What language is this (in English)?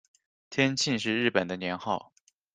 Chinese